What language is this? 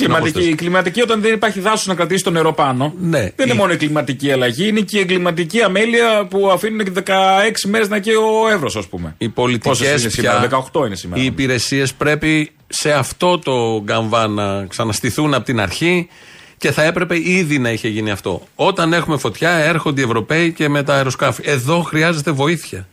Greek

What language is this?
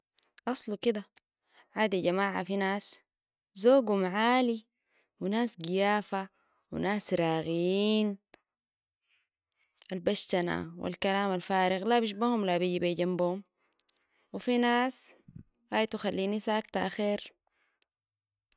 Sudanese Arabic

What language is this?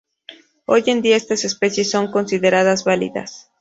Spanish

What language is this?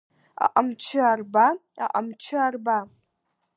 Abkhazian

